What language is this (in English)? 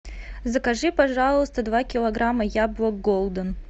Russian